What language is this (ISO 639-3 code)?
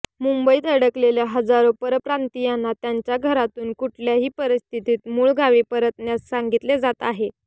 mar